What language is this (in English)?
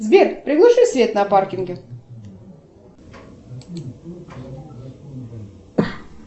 Russian